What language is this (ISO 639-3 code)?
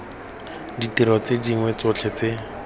tsn